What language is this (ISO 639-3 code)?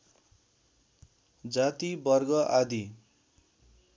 nep